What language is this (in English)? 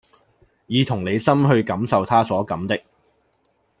Cantonese